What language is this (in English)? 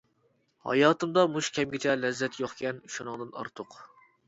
Uyghur